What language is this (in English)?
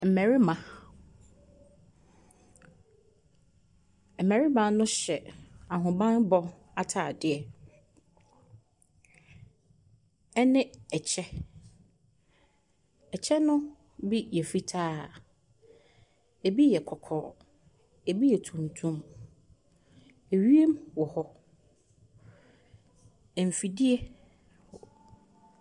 Akan